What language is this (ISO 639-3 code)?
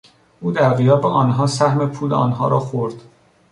fas